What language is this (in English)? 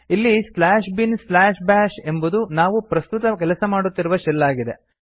Kannada